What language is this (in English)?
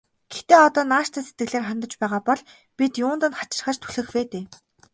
Mongolian